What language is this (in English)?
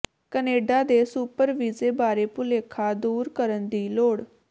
Punjabi